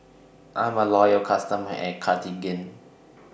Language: English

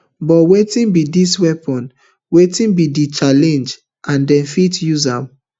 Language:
Nigerian Pidgin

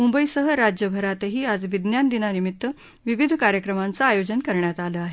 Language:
Marathi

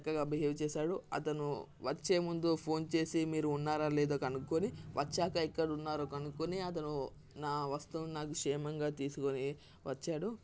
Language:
Telugu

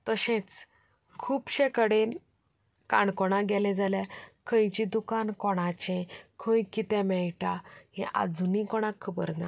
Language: Konkani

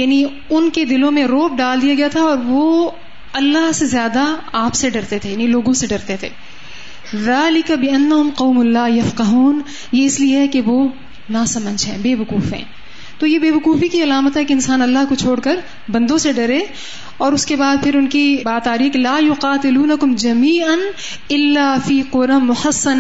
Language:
Urdu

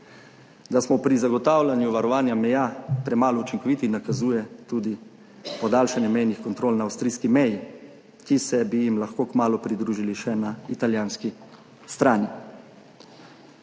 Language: Slovenian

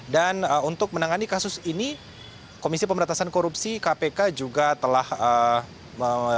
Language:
Indonesian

